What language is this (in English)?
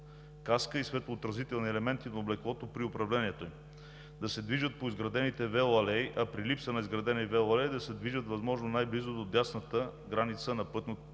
Bulgarian